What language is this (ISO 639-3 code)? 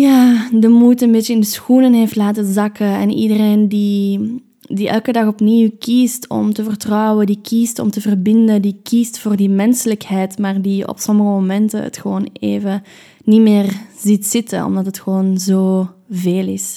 nld